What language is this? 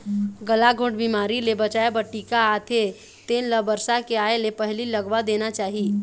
Chhattisgarhi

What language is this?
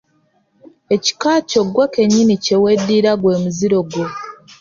Ganda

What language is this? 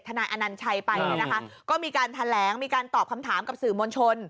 Thai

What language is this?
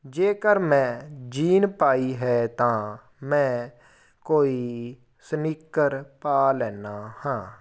Punjabi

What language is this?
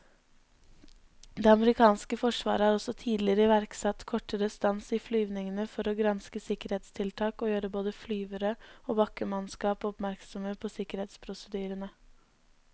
Norwegian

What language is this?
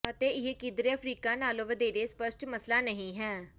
Punjabi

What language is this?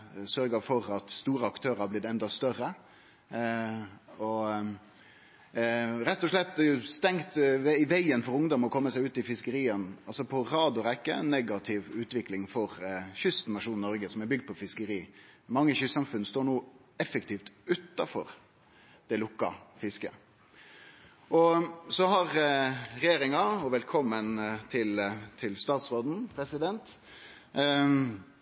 Norwegian Nynorsk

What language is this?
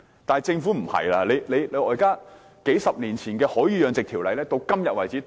Cantonese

